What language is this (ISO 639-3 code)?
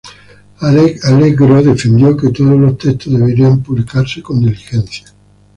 spa